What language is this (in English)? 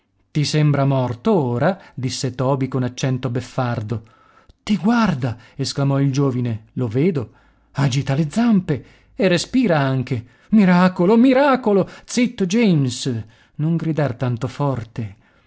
Italian